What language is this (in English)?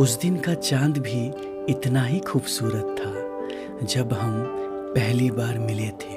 Hindi